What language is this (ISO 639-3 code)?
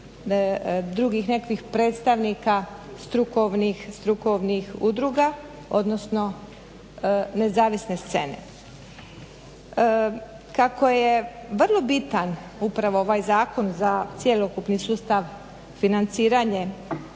hrv